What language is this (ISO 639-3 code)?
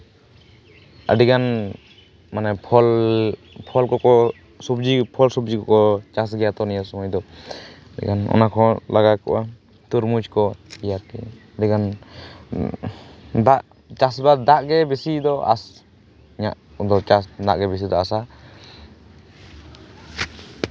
sat